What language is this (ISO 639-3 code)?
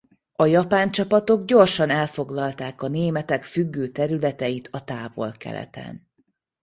hun